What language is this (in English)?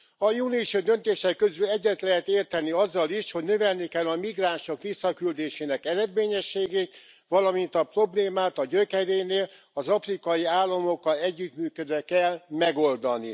Hungarian